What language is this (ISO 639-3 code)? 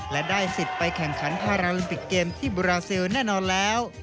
tha